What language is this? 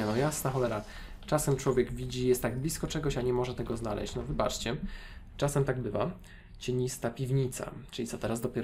Polish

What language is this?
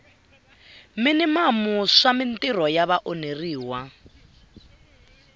Tsonga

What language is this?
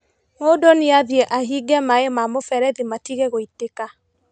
Kikuyu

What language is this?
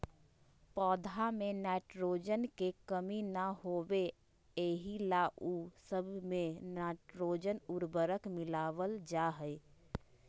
Magahi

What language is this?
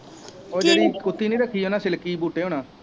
Punjabi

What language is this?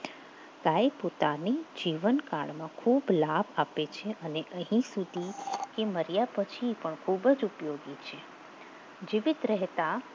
Gujarati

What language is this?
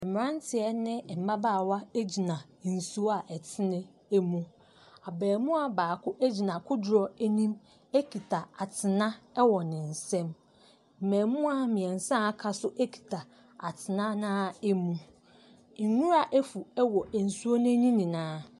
Akan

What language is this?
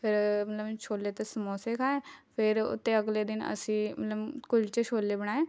Punjabi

